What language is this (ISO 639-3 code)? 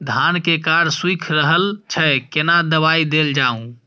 mai